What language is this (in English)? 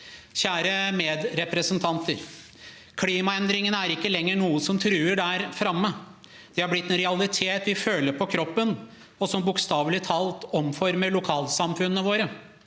Norwegian